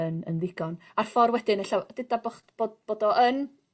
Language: Welsh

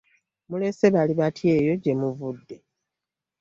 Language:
Ganda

